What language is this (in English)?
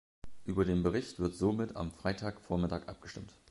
German